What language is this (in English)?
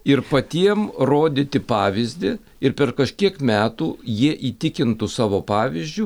Lithuanian